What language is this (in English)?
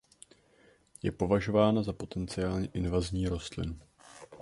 Czech